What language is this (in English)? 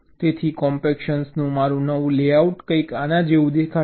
Gujarati